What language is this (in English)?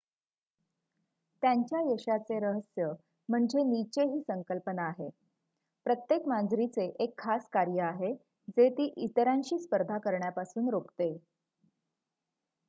Marathi